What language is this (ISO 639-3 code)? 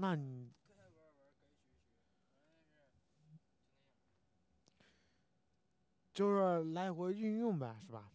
zho